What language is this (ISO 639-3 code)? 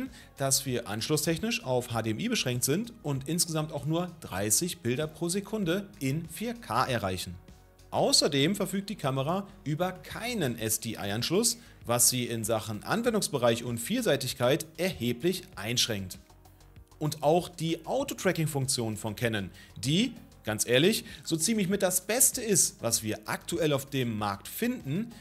deu